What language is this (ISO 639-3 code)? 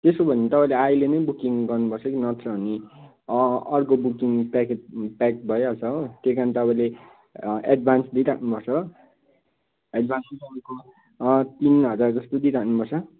nep